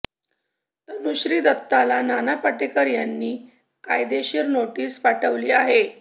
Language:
Marathi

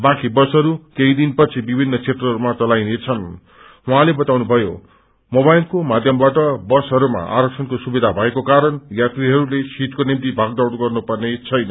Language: Nepali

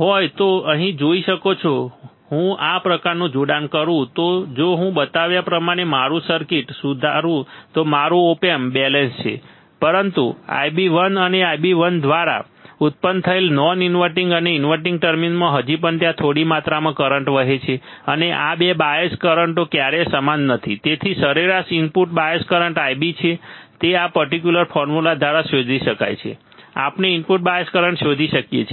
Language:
Gujarati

